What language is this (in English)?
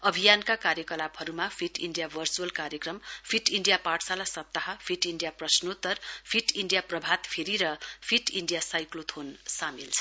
Nepali